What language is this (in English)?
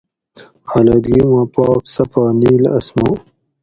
Gawri